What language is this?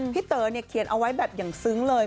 Thai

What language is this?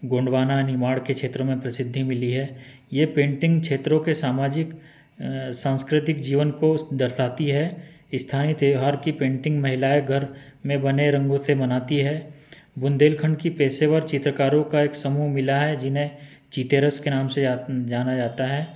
Hindi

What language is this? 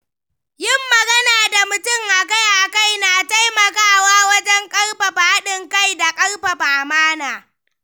Hausa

